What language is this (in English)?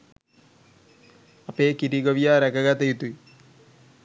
Sinhala